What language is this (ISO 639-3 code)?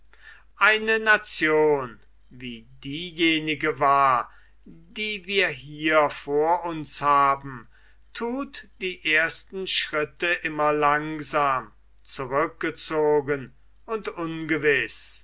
deu